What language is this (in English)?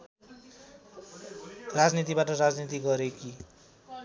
Nepali